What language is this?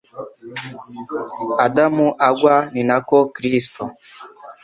Kinyarwanda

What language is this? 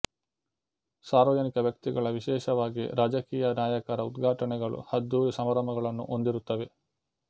Kannada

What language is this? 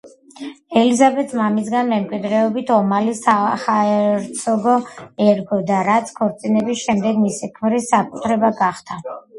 Georgian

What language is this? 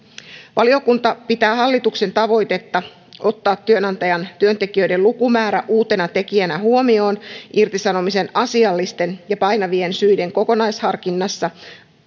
Finnish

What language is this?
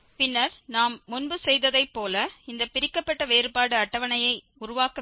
Tamil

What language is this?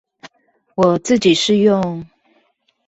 Chinese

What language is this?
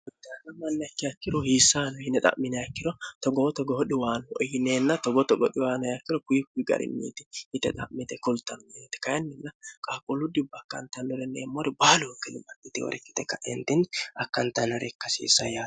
Sidamo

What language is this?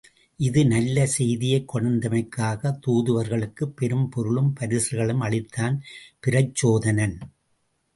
Tamil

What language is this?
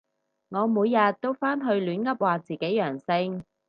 Cantonese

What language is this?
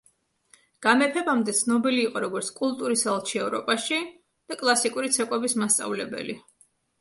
Georgian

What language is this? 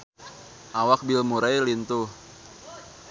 Sundanese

